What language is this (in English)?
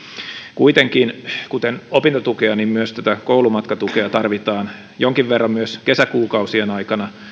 Finnish